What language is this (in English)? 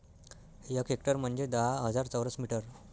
Marathi